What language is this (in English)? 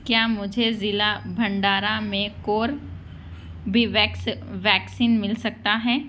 Urdu